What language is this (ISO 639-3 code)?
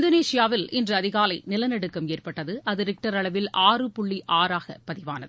tam